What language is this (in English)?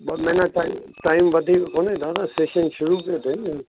Sindhi